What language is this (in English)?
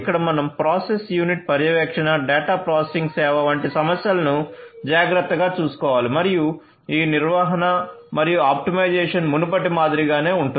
Telugu